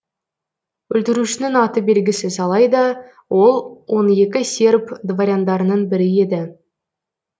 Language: Kazakh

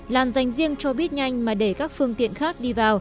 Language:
Vietnamese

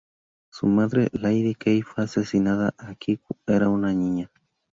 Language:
Spanish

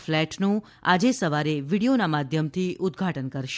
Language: Gujarati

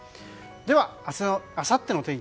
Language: Japanese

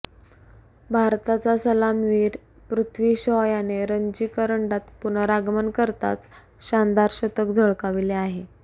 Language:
Marathi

